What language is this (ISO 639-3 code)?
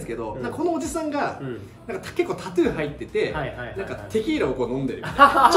jpn